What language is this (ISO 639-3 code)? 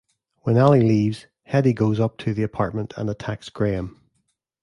eng